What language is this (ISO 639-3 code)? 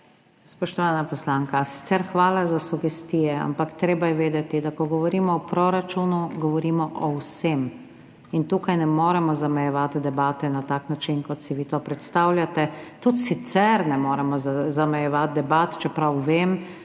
slv